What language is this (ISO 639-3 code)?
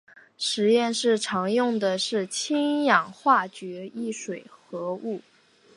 zho